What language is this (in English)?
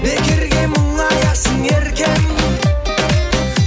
Kazakh